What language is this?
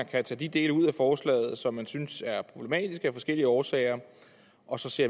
Danish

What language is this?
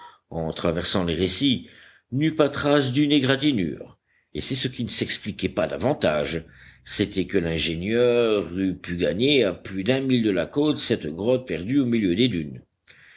French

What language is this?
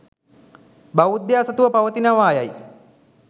Sinhala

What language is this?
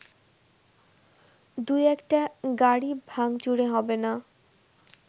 Bangla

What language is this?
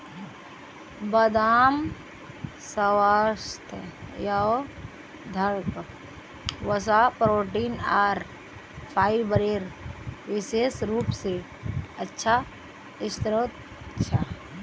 Magahi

